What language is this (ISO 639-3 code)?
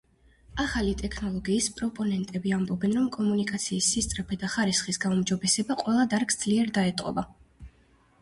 kat